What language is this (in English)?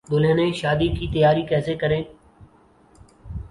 Urdu